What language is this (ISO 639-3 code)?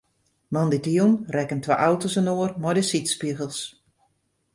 fry